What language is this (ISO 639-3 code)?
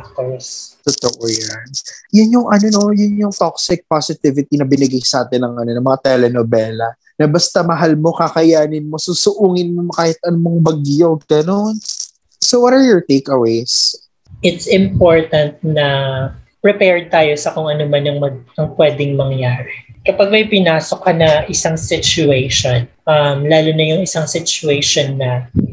fil